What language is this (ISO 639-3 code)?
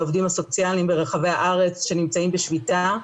heb